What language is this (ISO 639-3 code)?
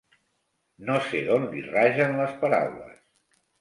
cat